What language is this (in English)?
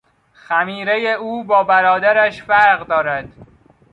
Persian